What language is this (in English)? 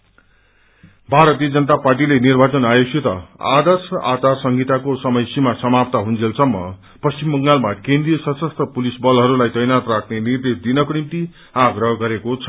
Nepali